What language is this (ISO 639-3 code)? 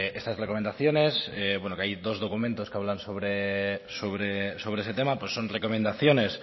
spa